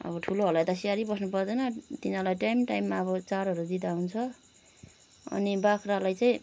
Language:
Nepali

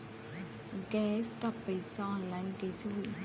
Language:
Bhojpuri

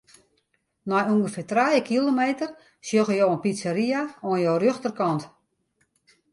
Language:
Western Frisian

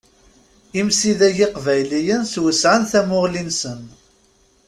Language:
Kabyle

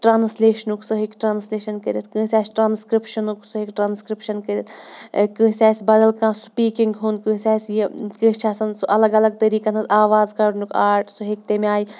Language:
Kashmiri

